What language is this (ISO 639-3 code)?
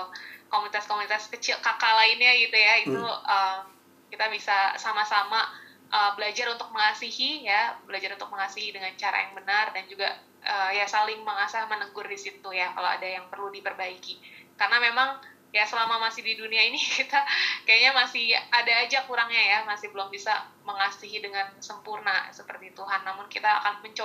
ind